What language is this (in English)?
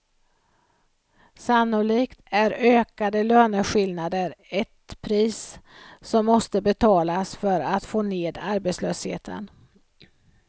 Swedish